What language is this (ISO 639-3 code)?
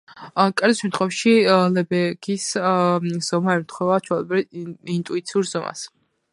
kat